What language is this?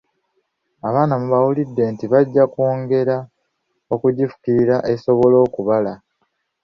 Ganda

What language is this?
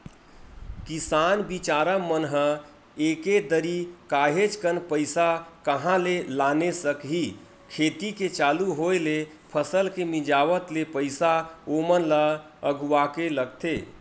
Chhattisgarhi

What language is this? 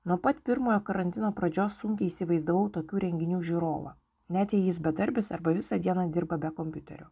Lithuanian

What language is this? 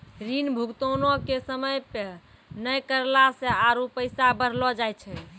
Maithili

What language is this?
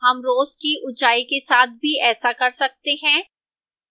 Hindi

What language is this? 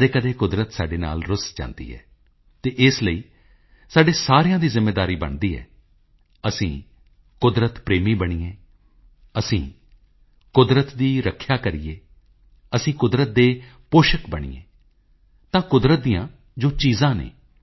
Punjabi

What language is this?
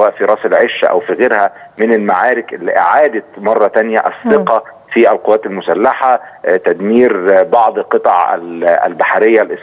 Arabic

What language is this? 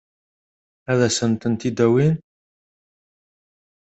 Kabyle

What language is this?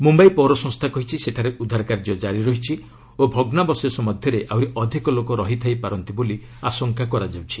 Odia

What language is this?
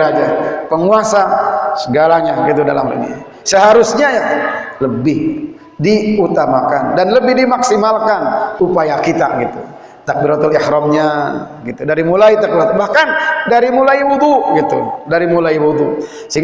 Indonesian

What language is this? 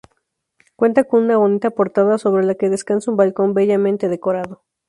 Spanish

